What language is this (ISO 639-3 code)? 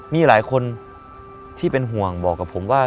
tha